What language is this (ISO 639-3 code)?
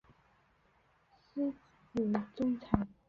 zho